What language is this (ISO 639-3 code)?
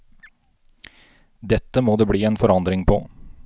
nor